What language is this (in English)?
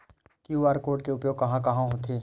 Chhattisgarhi